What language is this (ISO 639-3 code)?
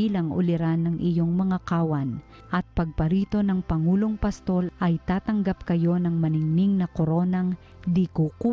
fil